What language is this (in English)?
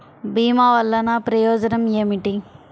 Telugu